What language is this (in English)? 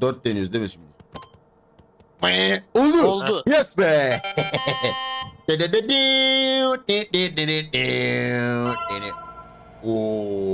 Turkish